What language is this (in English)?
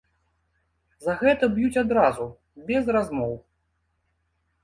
Belarusian